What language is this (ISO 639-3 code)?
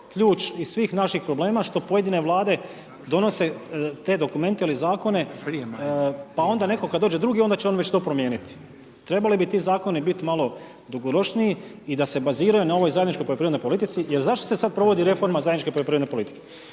hrv